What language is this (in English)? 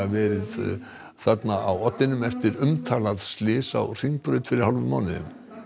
Icelandic